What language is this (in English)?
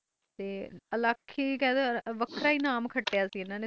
Punjabi